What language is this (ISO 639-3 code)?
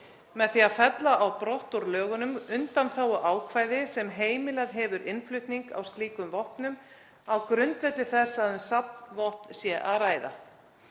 isl